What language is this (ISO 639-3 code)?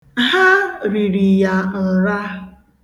ibo